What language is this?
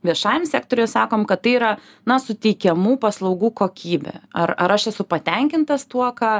Lithuanian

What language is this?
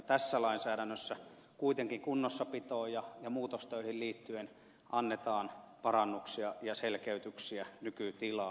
Finnish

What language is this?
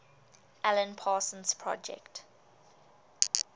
English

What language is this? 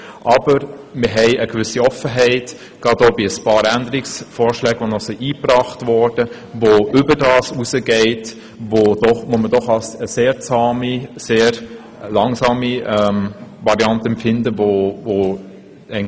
Swiss German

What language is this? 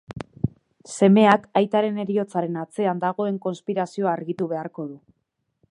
Basque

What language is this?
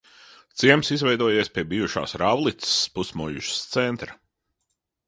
Latvian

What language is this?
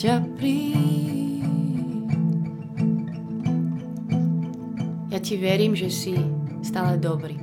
Slovak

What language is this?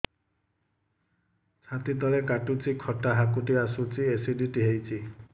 Odia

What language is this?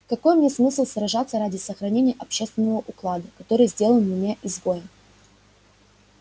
Russian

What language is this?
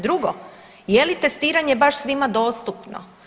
Croatian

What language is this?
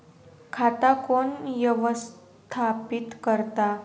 Marathi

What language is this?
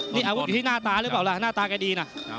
Thai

